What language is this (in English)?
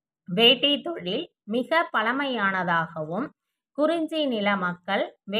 Tamil